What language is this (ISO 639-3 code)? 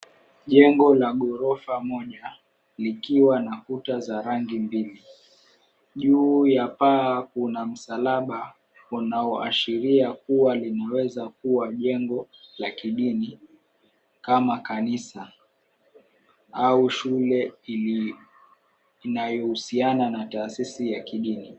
swa